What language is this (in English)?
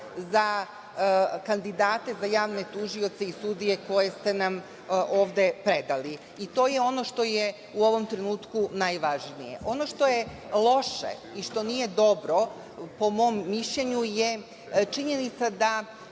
Serbian